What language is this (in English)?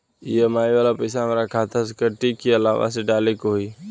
Bhojpuri